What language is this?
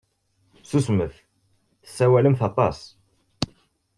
Kabyle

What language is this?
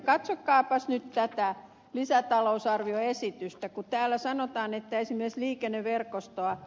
Finnish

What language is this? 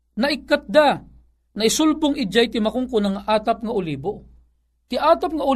Filipino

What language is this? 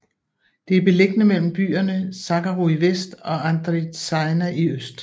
Danish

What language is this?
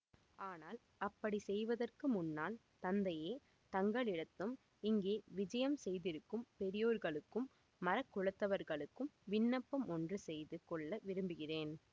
Tamil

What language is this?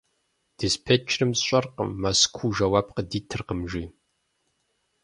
Kabardian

